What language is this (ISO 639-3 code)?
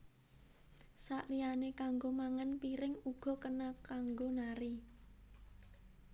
jav